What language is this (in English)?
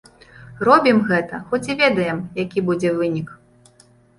Belarusian